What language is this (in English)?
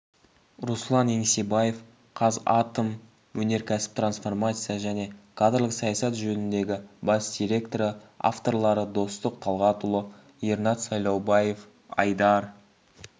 Kazakh